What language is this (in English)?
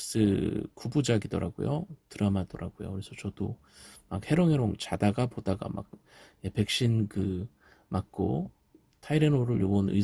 Korean